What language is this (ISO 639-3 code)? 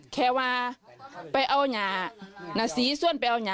tha